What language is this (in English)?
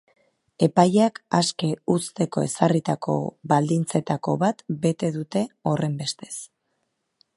Basque